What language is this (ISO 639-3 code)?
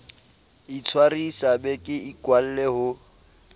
sot